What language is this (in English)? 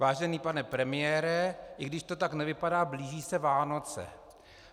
Czech